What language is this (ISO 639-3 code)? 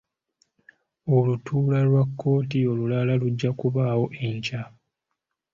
lug